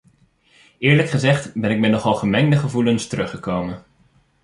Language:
Dutch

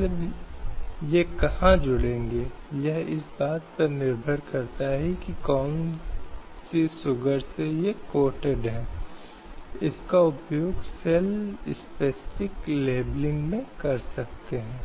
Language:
Hindi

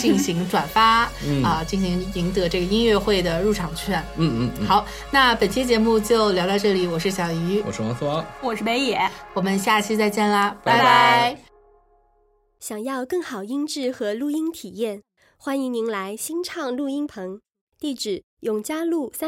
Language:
Chinese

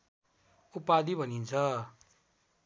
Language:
Nepali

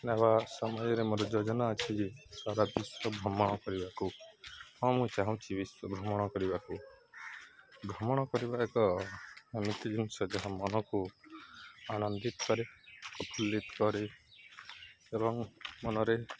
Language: Odia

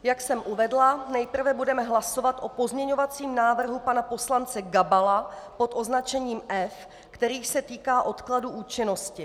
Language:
Czech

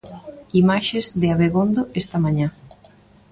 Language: Galician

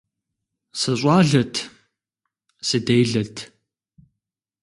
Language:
Kabardian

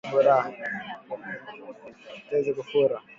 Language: Swahili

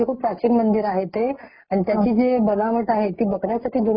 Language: Marathi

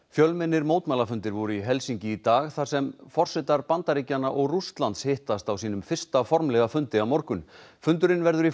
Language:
Icelandic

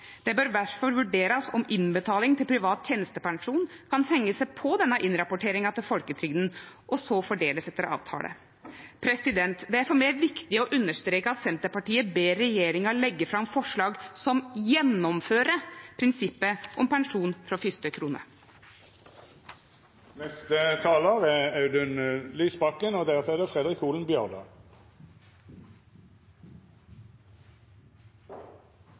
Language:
Norwegian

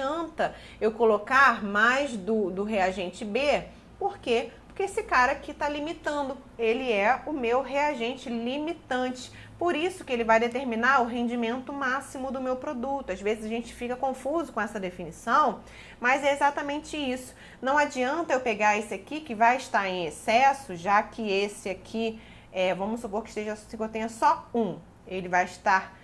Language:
Portuguese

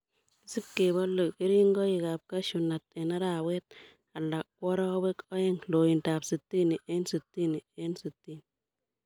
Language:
Kalenjin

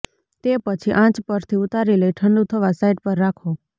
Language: Gujarati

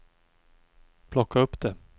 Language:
Swedish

